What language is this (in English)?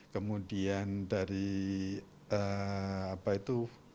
Indonesian